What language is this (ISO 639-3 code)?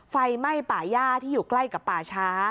tha